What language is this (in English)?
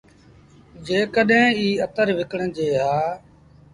Sindhi Bhil